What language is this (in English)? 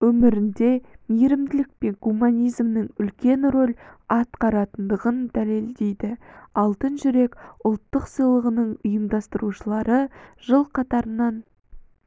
Kazakh